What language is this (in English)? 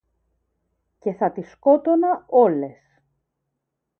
Greek